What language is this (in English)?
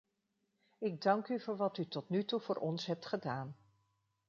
Dutch